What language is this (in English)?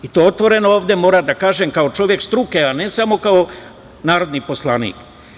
Serbian